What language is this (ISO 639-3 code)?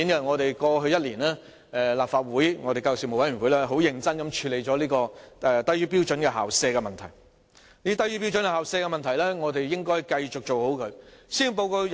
yue